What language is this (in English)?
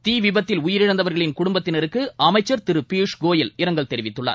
Tamil